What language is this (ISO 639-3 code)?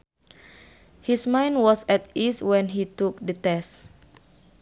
sun